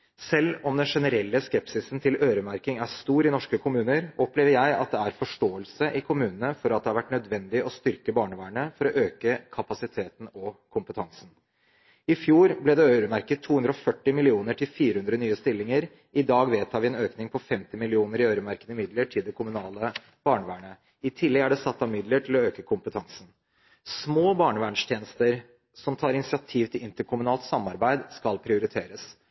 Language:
Norwegian Bokmål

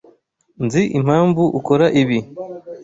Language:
Kinyarwanda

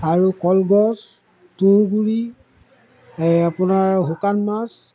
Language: Assamese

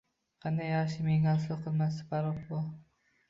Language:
Uzbek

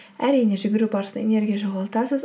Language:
Kazakh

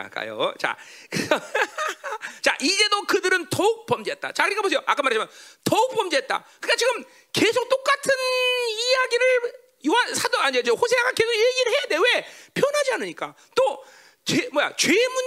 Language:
Korean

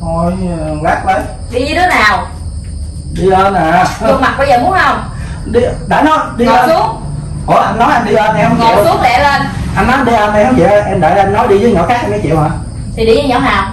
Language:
Vietnamese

